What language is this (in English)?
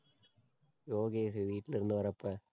Tamil